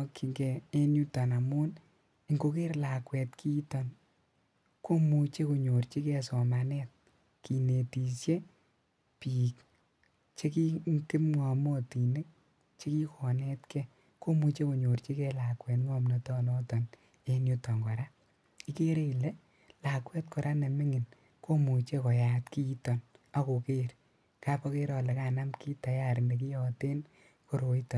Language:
Kalenjin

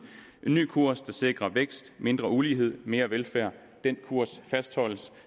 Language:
Danish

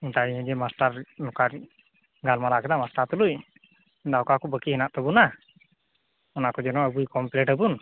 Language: Santali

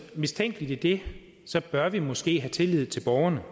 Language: Danish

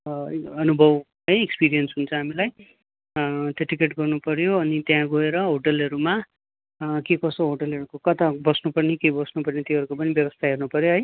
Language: Nepali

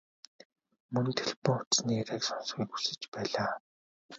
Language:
Mongolian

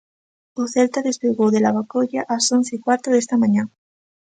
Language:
Galician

